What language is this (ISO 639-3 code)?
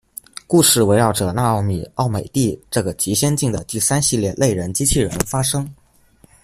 zho